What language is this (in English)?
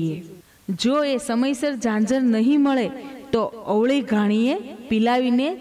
Gujarati